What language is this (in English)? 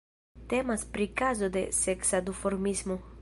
Esperanto